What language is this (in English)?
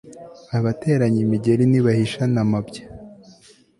Kinyarwanda